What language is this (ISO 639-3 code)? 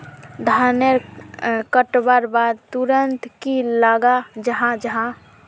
mag